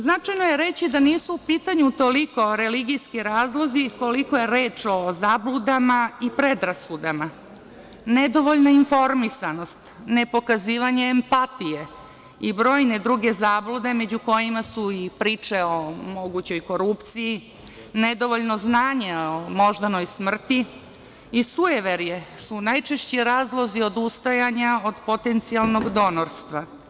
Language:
Serbian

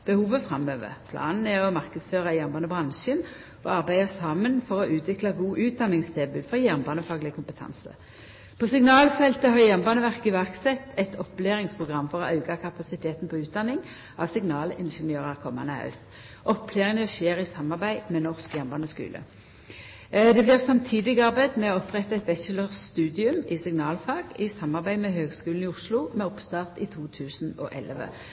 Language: Norwegian Nynorsk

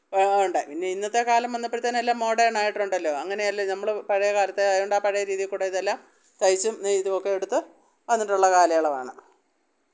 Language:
Malayalam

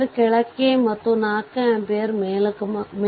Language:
Kannada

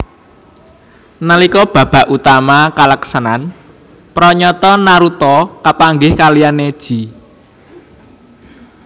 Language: Javanese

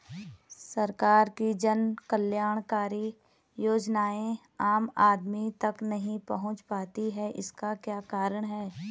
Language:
Hindi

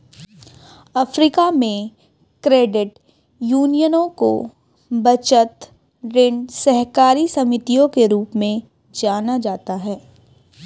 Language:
Hindi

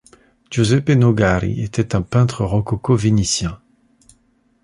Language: French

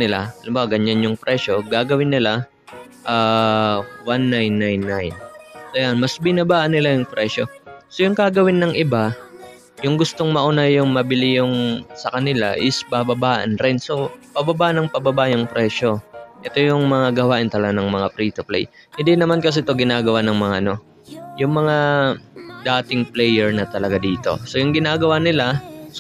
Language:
Filipino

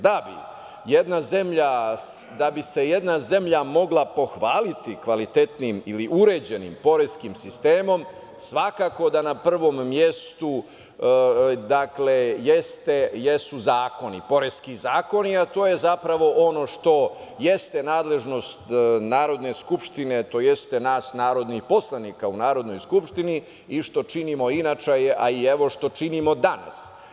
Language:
Serbian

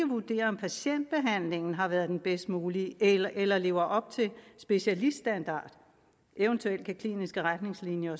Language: Danish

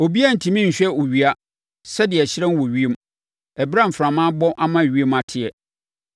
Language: Akan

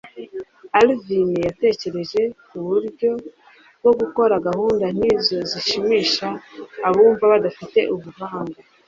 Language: Kinyarwanda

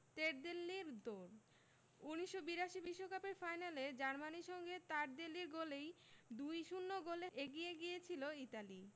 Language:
Bangla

